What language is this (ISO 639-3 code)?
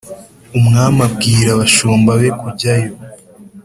kin